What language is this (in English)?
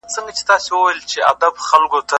Pashto